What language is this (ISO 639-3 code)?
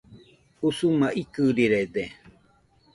hux